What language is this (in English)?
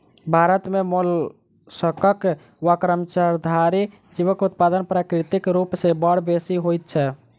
Maithili